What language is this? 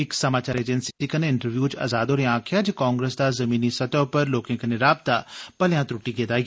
Dogri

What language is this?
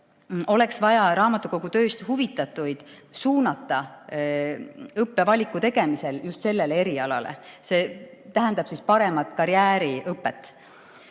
Estonian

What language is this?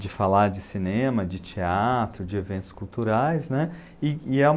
Portuguese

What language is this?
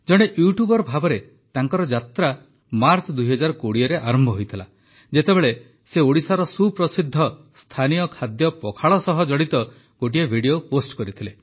Odia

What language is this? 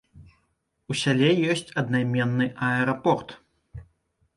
Belarusian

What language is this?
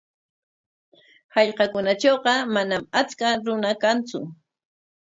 Corongo Ancash Quechua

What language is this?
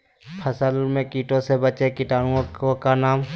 Magahi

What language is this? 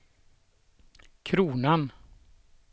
Swedish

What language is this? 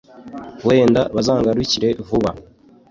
Kinyarwanda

